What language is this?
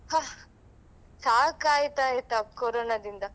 Kannada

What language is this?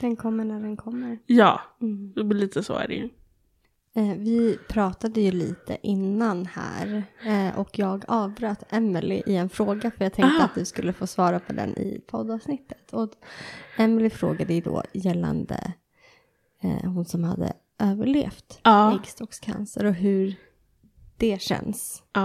Swedish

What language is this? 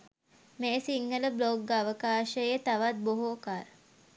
Sinhala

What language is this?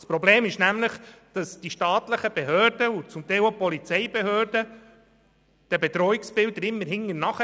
Swiss German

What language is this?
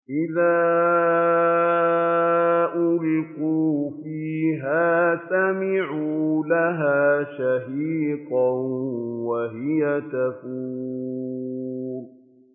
Arabic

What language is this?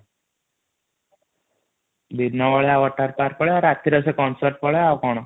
Odia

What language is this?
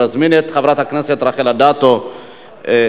Hebrew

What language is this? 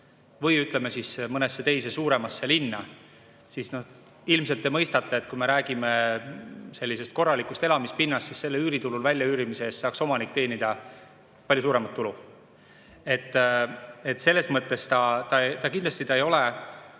Estonian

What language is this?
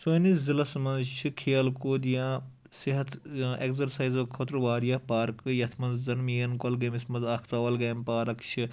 Kashmiri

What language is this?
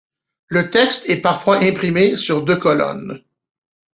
French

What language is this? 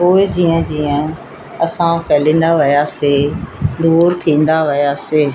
Sindhi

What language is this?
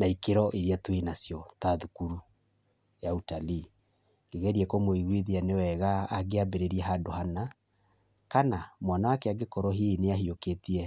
Kikuyu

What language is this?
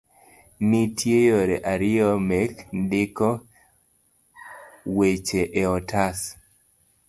Luo (Kenya and Tanzania)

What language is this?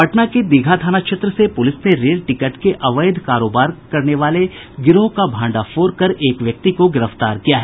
Hindi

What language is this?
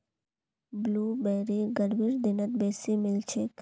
Magahi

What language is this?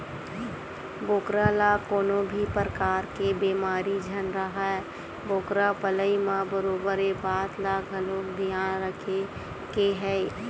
Chhattisgarhi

